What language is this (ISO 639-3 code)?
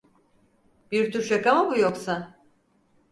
tur